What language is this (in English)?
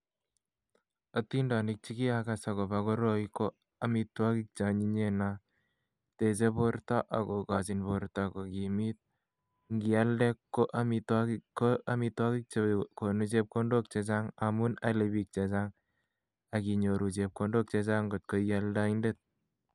Kalenjin